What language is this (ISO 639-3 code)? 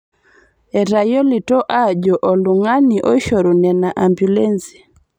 mas